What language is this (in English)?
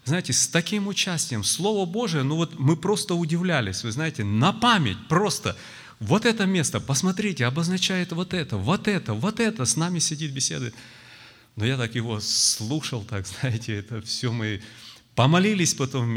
Russian